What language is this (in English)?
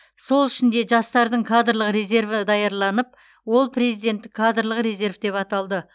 Kazakh